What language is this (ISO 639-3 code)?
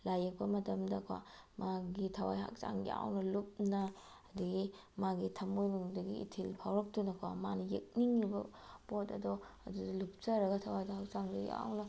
mni